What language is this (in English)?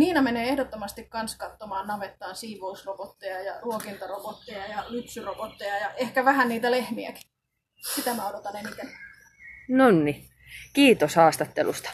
Finnish